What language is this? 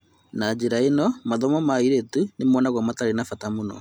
Kikuyu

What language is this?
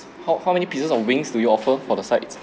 English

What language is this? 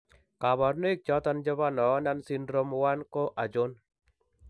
Kalenjin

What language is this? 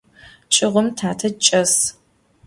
Adyghe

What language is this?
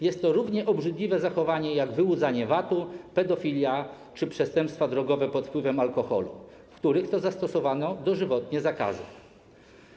Polish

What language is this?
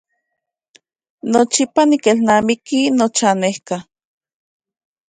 Central Puebla Nahuatl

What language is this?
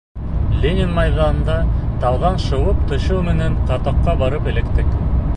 Bashkir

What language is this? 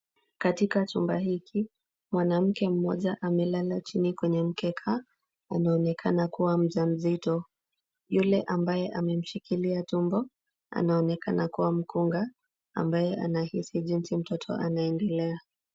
Swahili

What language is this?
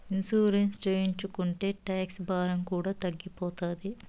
Telugu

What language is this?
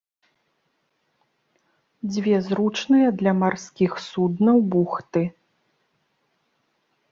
Belarusian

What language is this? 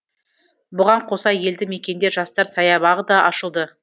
Kazakh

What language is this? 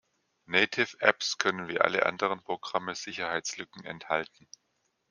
German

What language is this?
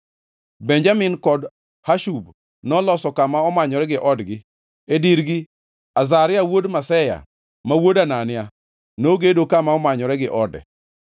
Luo (Kenya and Tanzania)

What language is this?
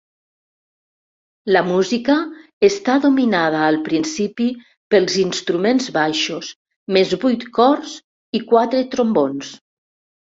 Catalan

